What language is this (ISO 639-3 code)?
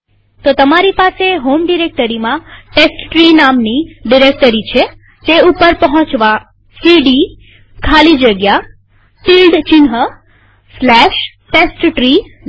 guj